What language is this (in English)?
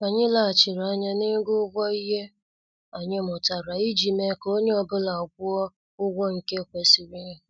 Igbo